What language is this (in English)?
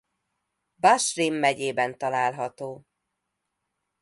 Hungarian